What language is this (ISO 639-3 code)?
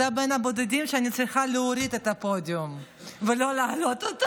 heb